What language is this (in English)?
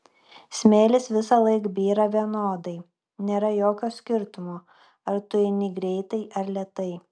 Lithuanian